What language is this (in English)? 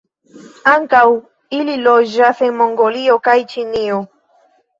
Esperanto